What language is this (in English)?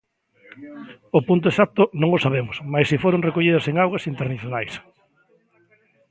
Galician